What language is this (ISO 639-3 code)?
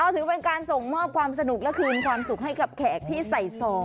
tha